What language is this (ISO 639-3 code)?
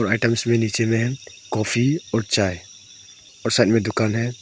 hin